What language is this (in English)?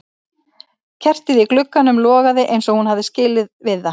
Icelandic